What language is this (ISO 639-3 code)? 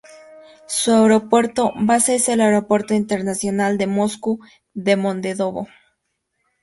spa